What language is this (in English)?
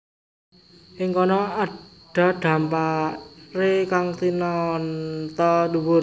Javanese